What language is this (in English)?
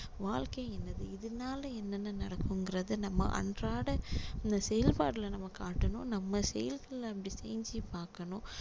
Tamil